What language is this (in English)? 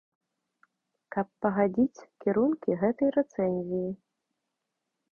Belarusian